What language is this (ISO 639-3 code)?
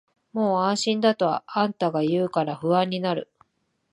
jpn